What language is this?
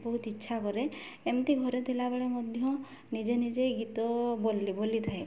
Odia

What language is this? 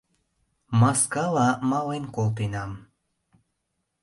Mari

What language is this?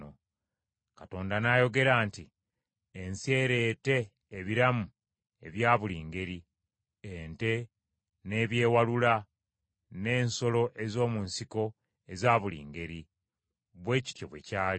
Ganda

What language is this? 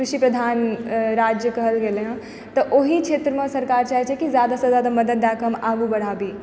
Maithili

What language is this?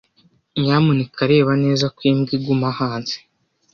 Kinyarwanda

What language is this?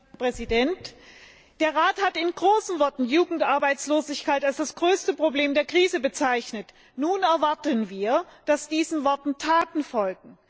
German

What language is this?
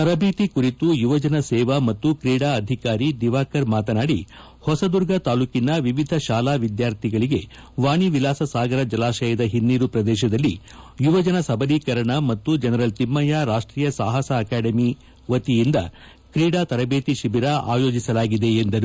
Kannada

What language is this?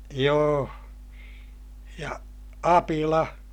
Finnish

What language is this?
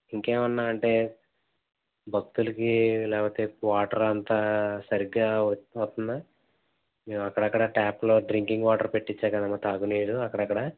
Telugu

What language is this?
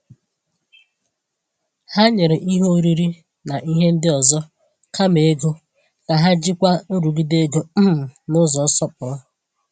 Igbo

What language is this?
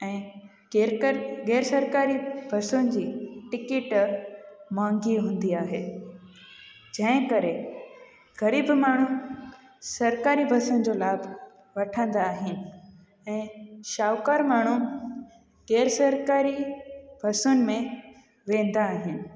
Sindhi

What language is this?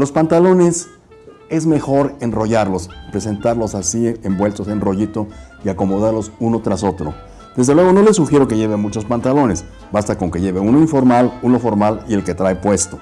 Spanish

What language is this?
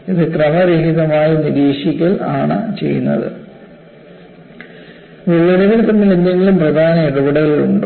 Malayalam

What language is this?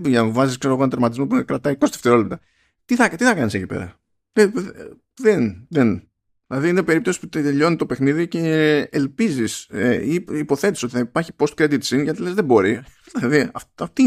Greek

